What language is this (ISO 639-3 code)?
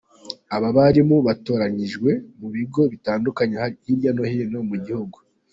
kin